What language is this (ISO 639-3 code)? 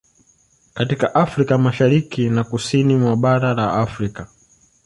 swa